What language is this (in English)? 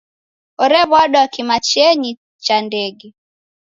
Taita